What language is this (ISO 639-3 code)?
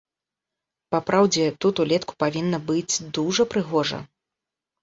bel